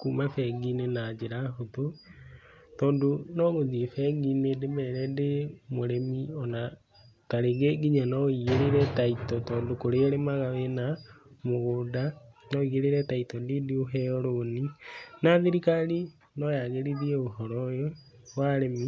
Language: Kikuyu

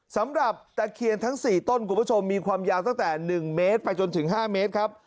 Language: Thai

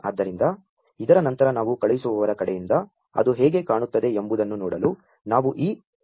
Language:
Kannada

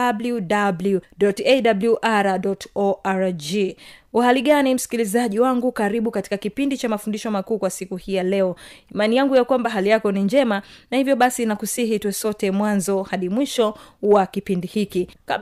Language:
Swahili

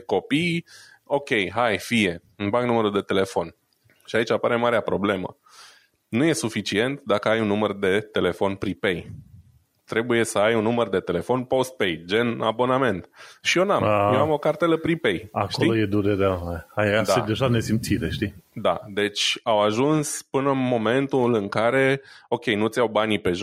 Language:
Romanian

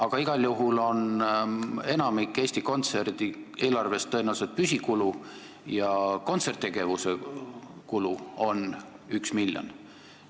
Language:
Estonian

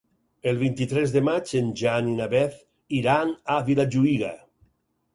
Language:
Catalan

